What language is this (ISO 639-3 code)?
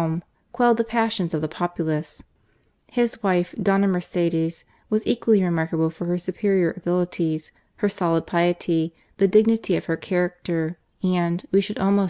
eng